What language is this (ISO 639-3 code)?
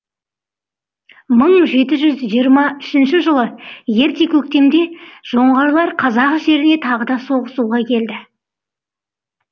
kaz